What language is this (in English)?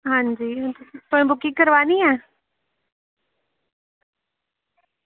Dogri